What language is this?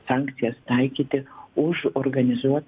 Lithuanian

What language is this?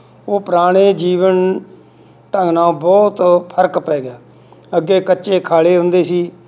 Punjabi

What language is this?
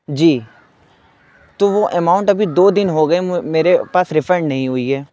Urdu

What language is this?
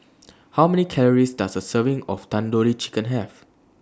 English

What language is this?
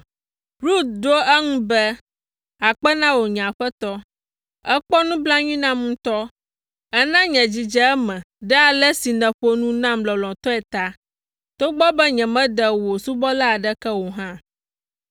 Ewe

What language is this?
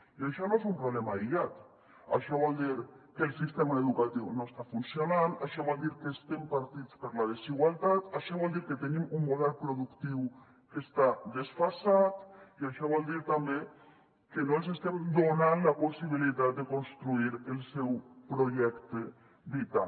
Catalan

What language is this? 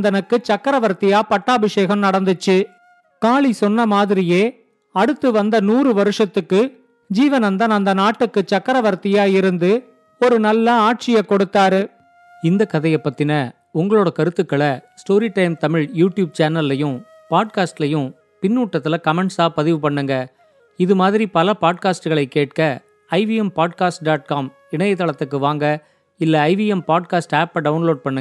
Tamil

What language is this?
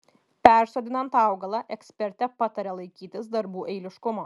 Lithuanian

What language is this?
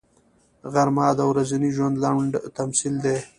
Pashto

